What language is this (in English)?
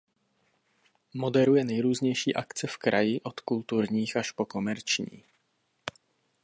Czech